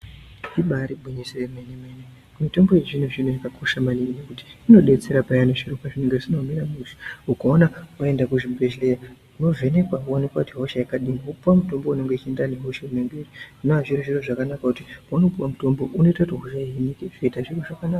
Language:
Ndau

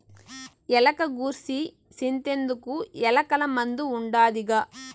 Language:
Telugu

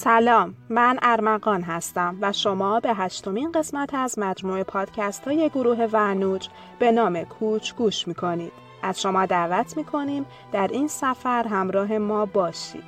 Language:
Persian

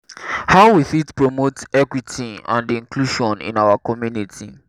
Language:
Nigerian Pidgin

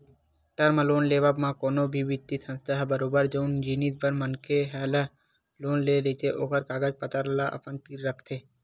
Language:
Chhattisgarhi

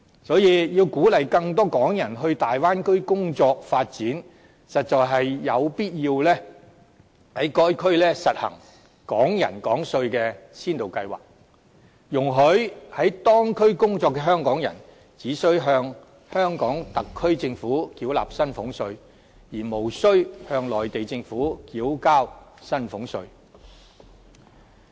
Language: Cantonese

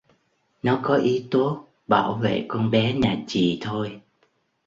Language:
Vietnamese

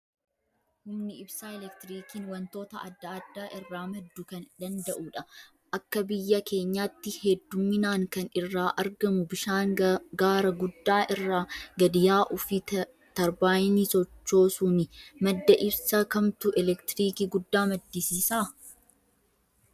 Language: Oromo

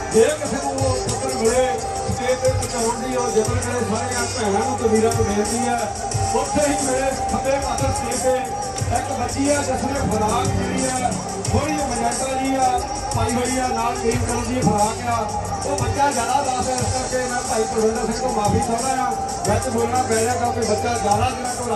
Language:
Punjabi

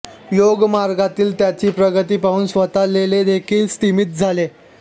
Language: Marathi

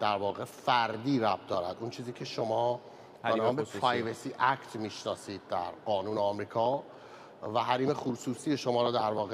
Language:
Persian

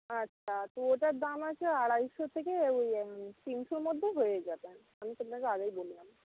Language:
Bangla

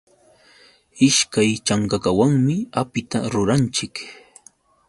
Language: Yauyos Quechua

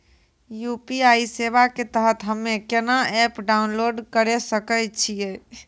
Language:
Maithili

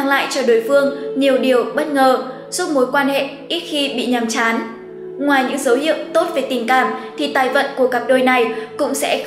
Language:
Vietnamese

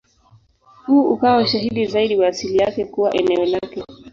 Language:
Swahili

